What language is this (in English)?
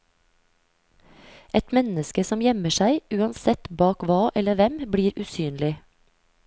Norwegian